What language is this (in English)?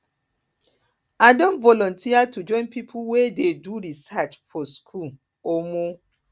Nigerian Pidgin